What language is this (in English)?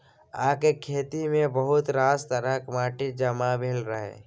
Maithili